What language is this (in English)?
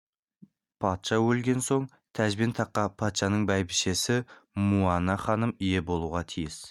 Kazakh